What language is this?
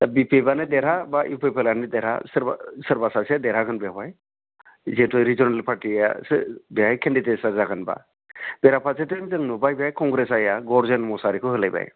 Bodo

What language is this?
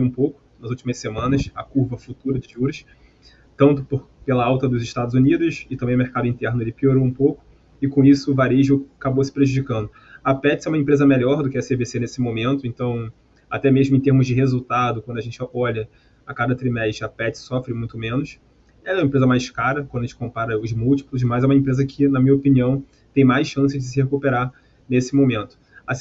Portuguese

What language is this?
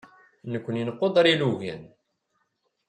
Kabyle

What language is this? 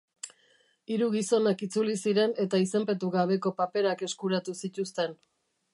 Basque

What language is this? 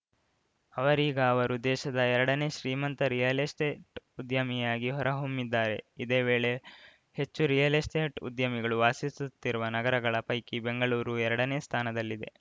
Kannada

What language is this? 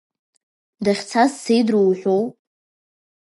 Abkhazian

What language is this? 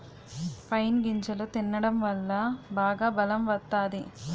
Telugu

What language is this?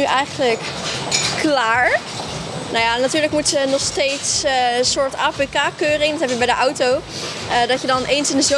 Dutch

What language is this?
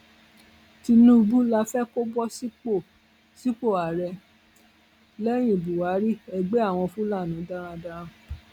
Yoruba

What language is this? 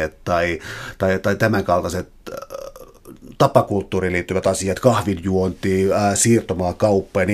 Finnish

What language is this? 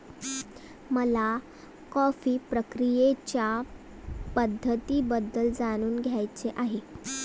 Marathi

